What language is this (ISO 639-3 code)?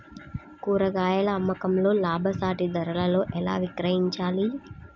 tel